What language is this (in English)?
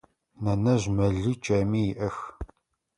Adyghe